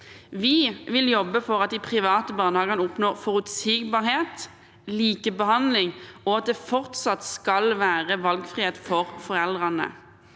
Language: Norwegian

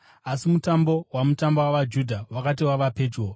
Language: Shona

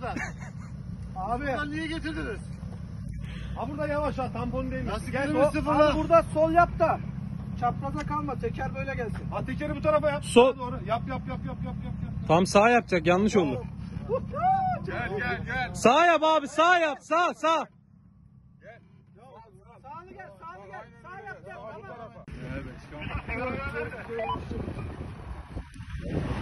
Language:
Turkish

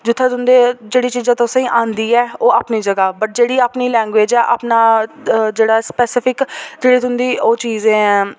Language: Dogri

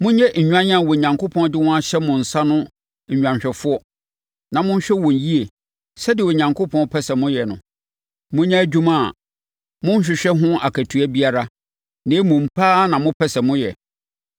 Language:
Akan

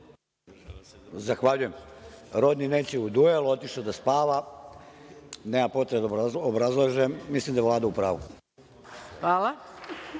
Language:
Serbian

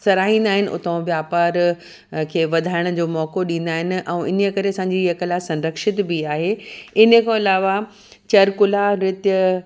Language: Sindhi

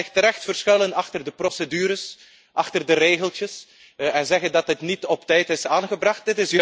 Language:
Dutch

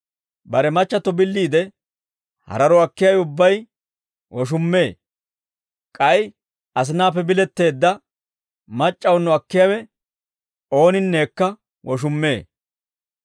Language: Dawro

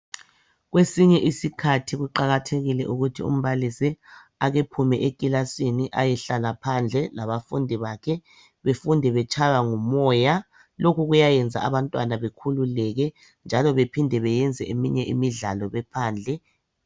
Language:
North Ndebele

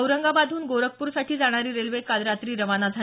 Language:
Marathi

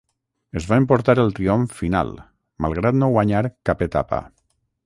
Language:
Catalan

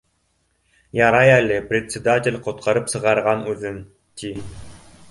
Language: Bashkir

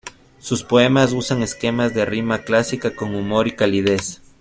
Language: Spanish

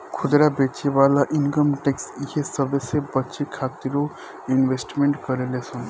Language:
Bhojpuri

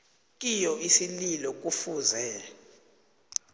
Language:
South Ndebele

